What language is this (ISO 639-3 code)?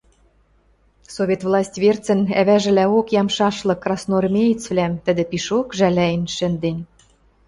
mrj